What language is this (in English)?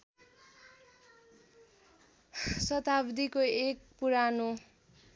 Nepali